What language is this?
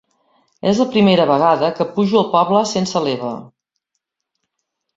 Catalan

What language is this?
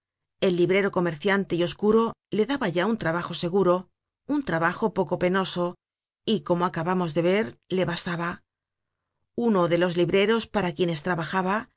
Spanish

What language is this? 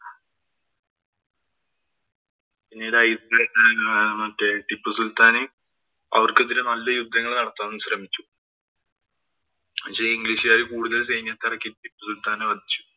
Malayalam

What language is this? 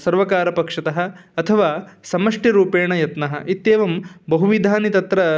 Sanskrit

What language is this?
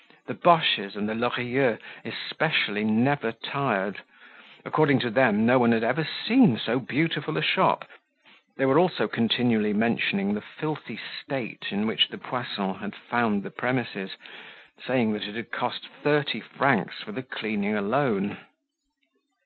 English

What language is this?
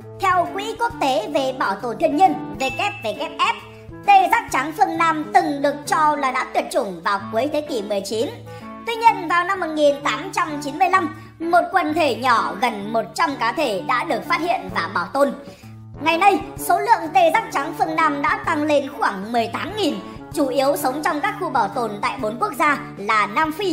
Vietnamese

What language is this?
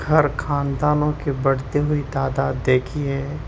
Urdu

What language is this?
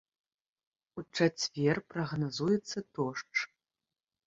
Belarusian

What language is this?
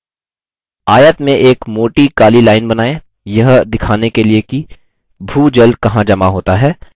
Hindi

